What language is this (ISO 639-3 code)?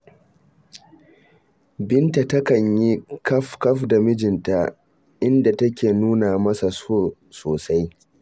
hau